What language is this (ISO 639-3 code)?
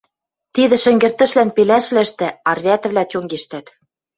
mrj